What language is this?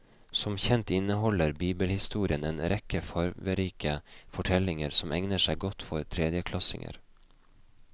Norwegian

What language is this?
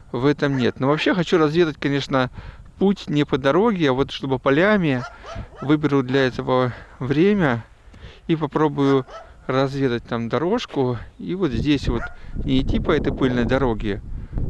Russian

